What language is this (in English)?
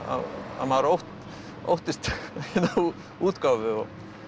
Icelandic